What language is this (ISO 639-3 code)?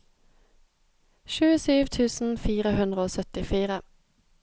nor